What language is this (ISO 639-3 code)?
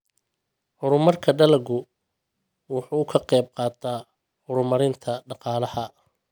som